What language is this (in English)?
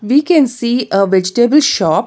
English